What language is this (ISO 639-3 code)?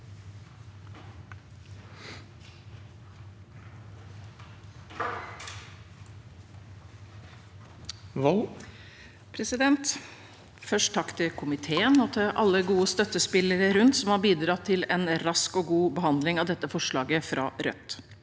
nor